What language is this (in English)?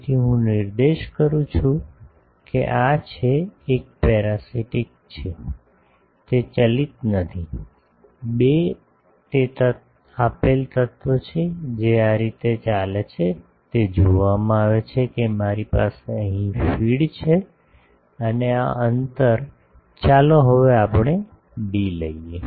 Gujarati